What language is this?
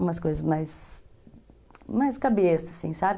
Portuguese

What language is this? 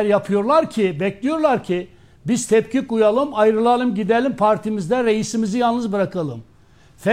Turkish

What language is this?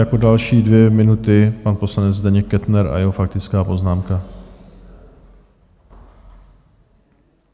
Czech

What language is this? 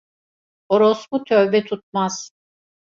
Turkish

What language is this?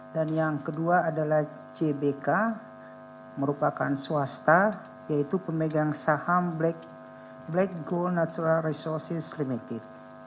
Indonesian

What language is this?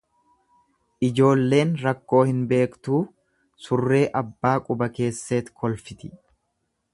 Oromo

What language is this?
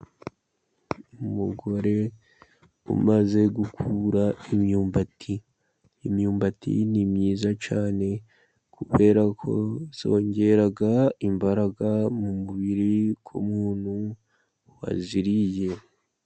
Kinyarwanda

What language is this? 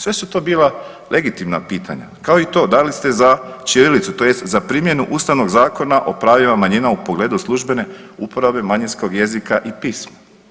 Croatian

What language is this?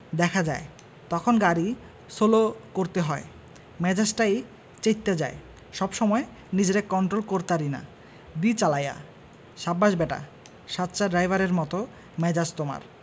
Bangla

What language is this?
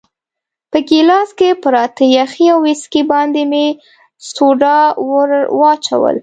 Pashto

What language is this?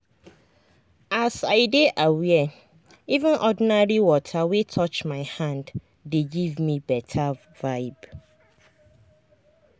Nigerian Pidgin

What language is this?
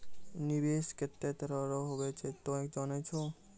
Maithili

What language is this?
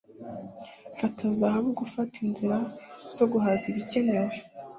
Kinyarwanda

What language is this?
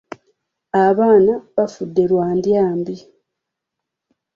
Ganda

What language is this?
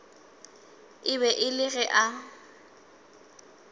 Northern Sotho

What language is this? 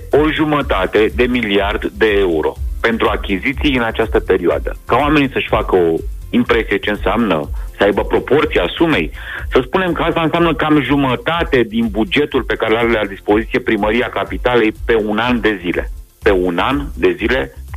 Romanian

